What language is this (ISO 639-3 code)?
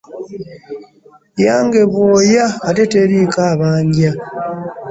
lug